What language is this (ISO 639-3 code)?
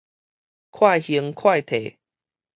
nan